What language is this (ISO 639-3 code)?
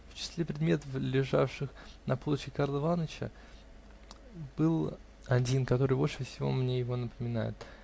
rus